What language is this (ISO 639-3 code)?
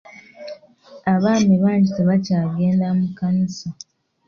lug